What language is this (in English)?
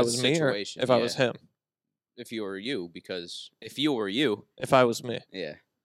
English